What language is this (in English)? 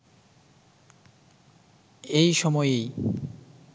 Bangla